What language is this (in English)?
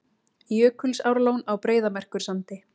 Icelandic